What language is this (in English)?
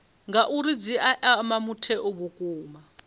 Venda